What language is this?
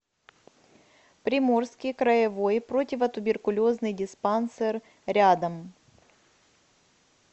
Russian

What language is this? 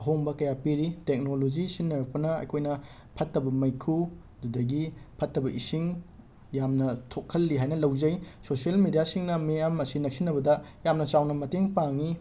Manipuri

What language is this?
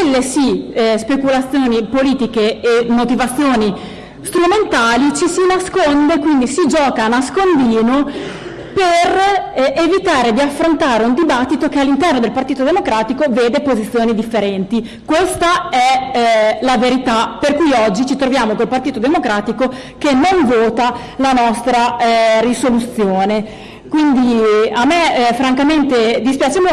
Italian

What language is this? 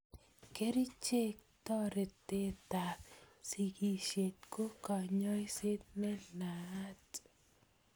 Kalenjin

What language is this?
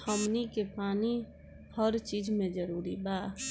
Bhojpuri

